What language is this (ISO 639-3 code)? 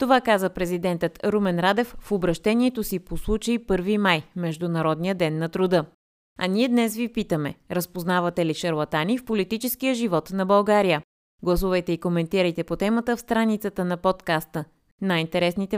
bul